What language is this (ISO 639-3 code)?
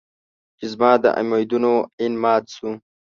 pus